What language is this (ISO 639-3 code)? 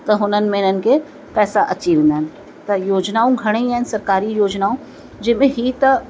snd